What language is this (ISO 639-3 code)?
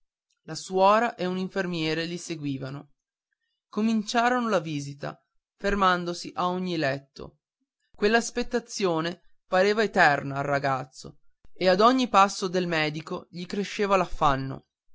ita